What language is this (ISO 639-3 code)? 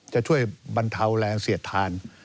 tha